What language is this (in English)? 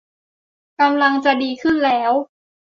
Thai